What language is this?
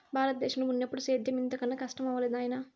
Telugu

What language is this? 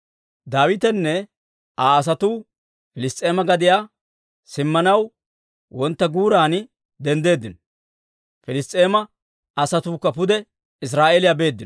Dawro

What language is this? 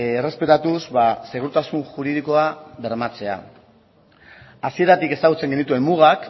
Basque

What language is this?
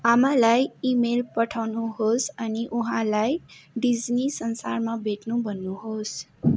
Nepali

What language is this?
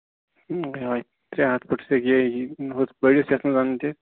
Kashmiri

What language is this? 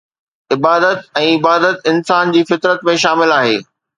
Sindhi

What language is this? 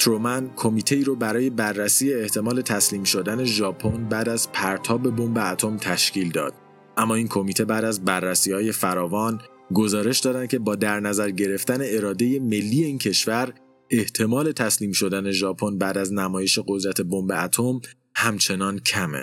Persian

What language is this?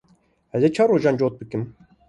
Kurdish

